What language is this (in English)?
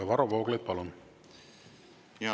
Estonian